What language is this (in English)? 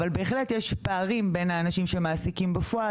Hebrew